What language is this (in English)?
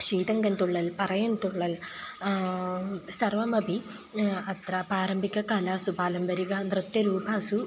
Sanskrit